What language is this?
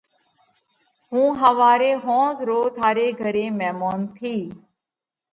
Parkari Koli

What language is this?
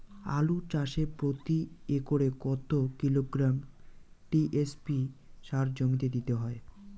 Bangla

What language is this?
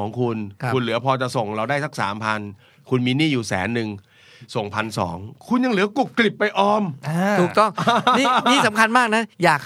Thai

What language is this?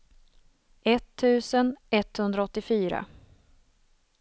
Swedish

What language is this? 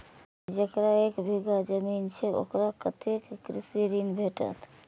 Maithili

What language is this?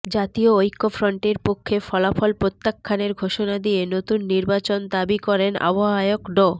Bangla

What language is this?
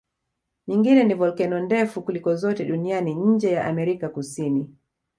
Swahili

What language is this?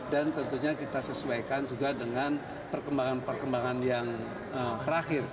Indonesian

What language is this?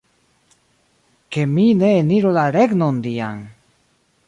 Esperanto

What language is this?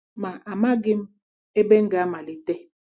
Igbo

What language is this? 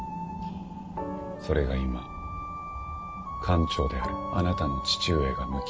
Japanese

